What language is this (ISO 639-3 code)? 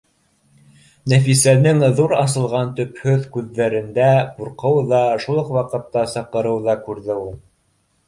bak